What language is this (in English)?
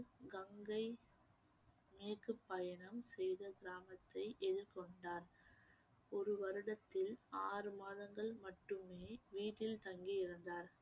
Tamil